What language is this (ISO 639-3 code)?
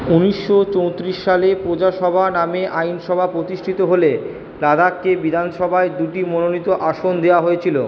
ben